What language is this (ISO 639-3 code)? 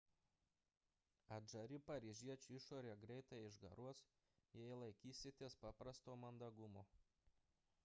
lit